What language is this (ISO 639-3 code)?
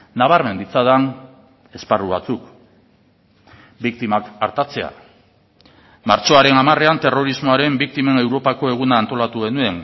eus